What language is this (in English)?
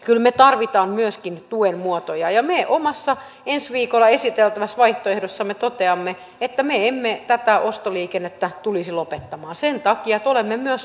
Finnish